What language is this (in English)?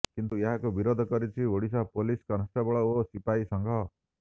Odia